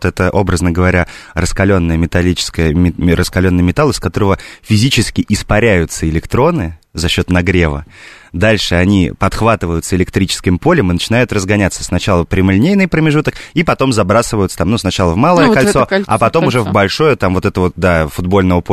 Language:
Russian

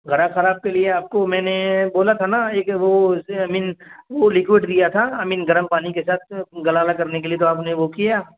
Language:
Urdu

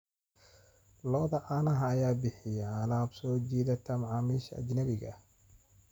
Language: Somali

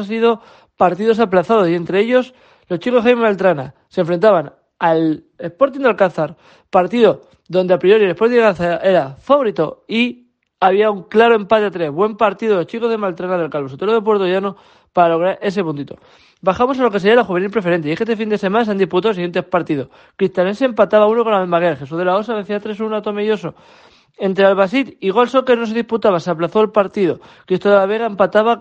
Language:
Spanish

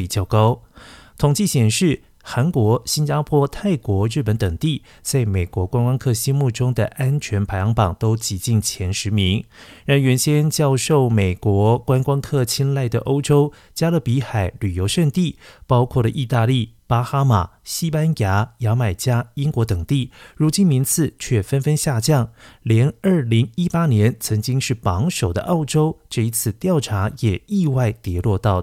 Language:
Chinese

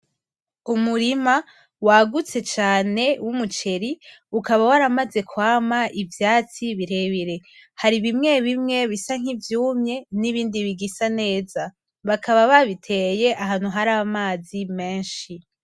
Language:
Rundi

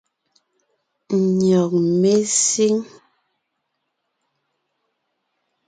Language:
Ngiemboon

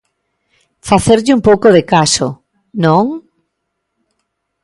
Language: Galician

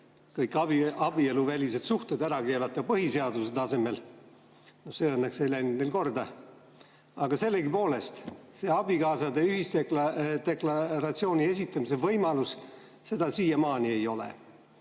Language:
Estonian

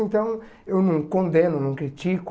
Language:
Portuguese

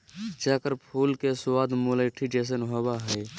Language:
Magahi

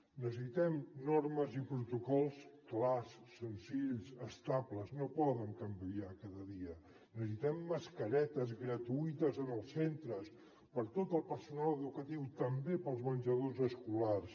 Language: Catalan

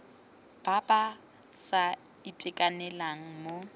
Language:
Tswana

